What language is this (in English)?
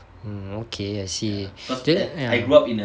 English